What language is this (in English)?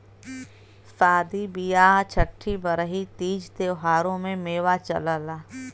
Bhojpuri